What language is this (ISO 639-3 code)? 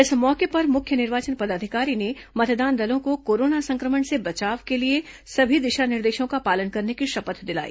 hin